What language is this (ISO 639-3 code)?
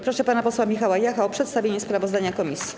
pol